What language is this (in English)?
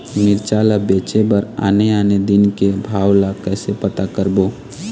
Chhattisgarhi